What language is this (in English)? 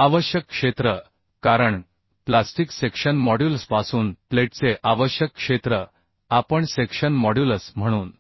Marathi